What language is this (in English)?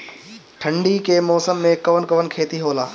Bhojpuri